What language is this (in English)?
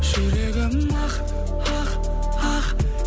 Kazakh